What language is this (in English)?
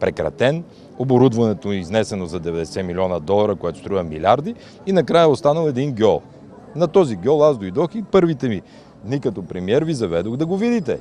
Bulgarian